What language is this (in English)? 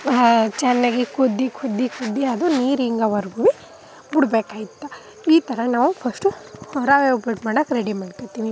Kannada